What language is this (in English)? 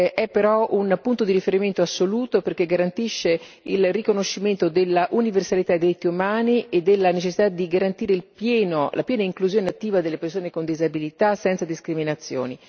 Italian